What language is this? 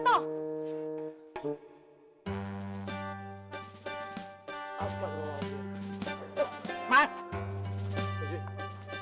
Indonesian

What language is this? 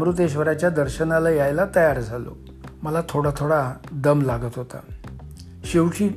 Marathi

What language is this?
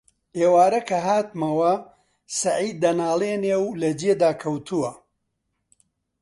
Central Kurdish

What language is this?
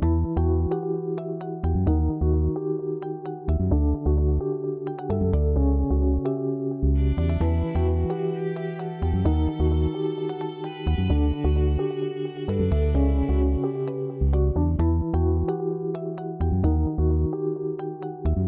Indonesian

